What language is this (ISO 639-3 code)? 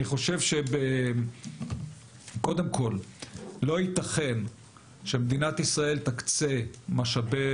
heb